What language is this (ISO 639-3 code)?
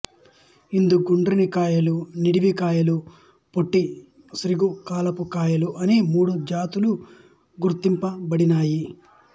tel